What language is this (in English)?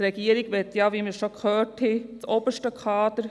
Swiss German